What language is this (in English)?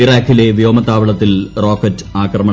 Malayalam